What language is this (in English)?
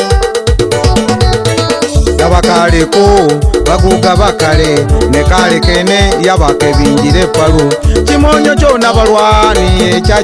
Indonesian